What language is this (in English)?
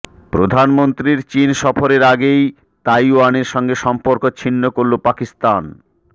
Bangla